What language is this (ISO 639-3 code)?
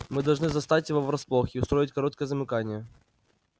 rus